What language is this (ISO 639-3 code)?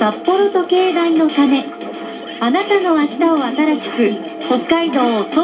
jpn